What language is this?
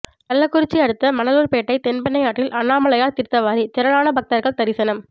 Tamil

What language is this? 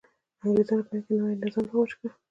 Pashto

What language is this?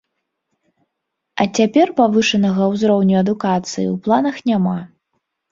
Belarusian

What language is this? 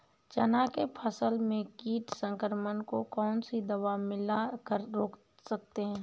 Hindi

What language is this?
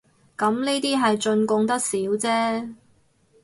Cantonese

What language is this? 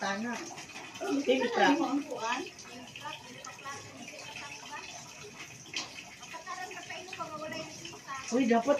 Filipino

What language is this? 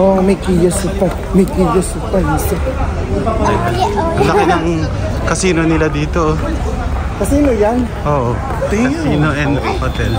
Filipino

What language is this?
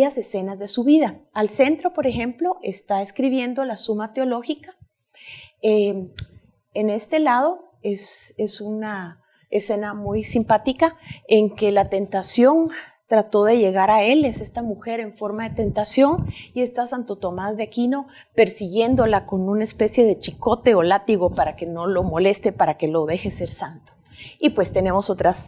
Spanish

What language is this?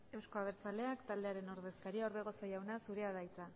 Basque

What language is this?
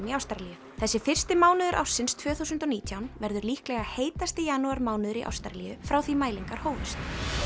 Icelandic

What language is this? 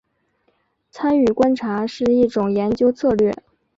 Chinese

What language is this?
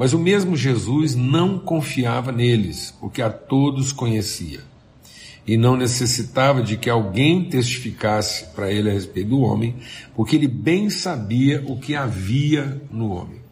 Portuguese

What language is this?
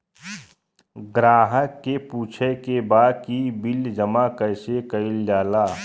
Bhojpuri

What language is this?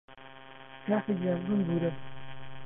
Central Kurdish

